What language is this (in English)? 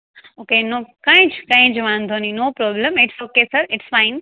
Gujarati